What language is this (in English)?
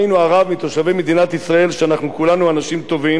Hebrew